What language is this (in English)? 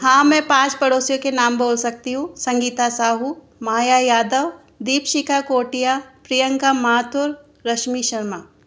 Hindi